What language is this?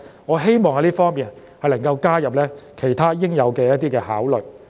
Cantonese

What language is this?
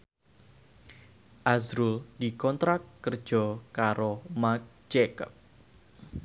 Javanese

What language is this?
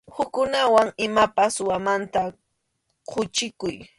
Arequipa-La Unión Quechua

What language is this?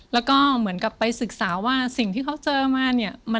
Thai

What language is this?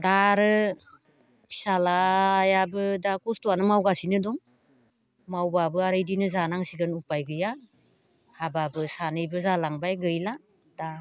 Bodo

